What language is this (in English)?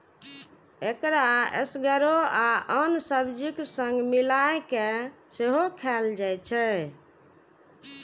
Maithili